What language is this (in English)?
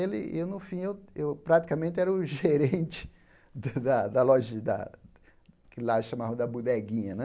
Portuguese